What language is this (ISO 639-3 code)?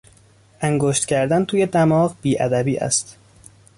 fas